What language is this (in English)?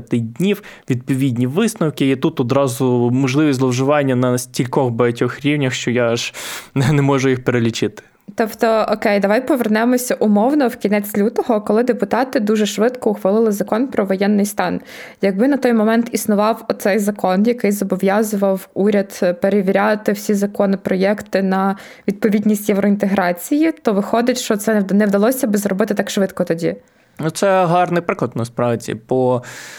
Ukrainian